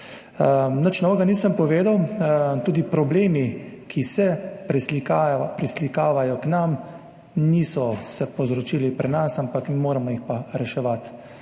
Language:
Slovenian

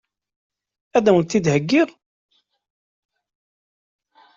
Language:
Kabyle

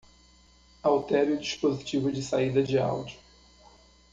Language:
Portuguese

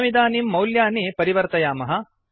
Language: Sanskrit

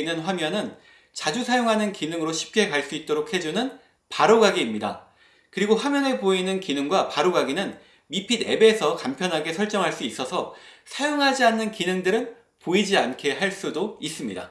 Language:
Korean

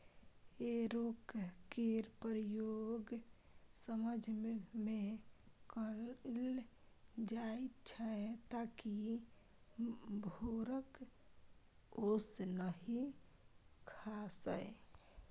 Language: Maithili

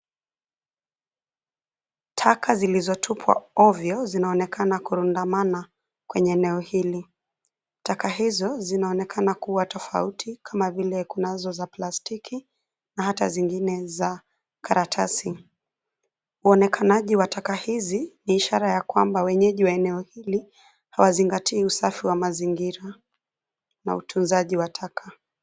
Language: Swahili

